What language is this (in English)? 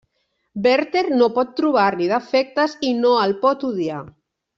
Catalan